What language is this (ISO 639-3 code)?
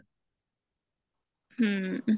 pan